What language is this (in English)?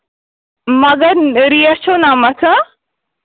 Kashmiri